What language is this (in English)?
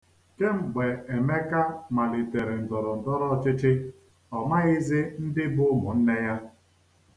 Igbo